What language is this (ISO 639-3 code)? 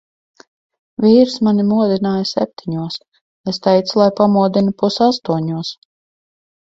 lav